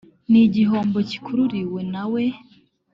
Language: Kinyarwanda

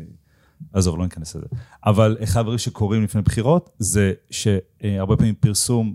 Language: Hebrew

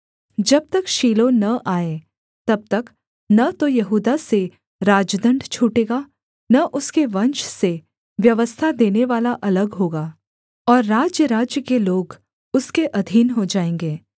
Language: Hindi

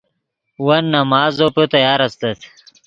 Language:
Yidgha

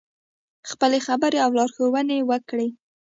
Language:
Pashto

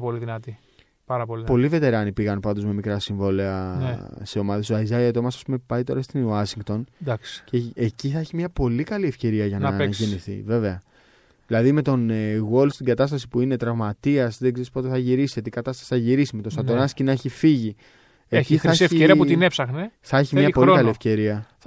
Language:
Greek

